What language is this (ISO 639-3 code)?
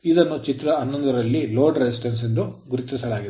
kan